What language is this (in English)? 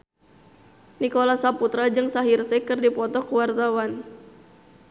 Sundanese